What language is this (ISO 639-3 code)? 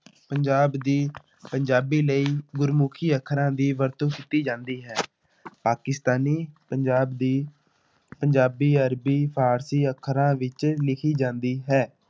pan